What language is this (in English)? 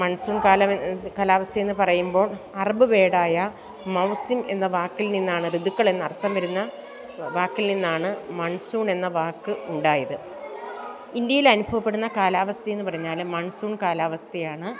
Malayalam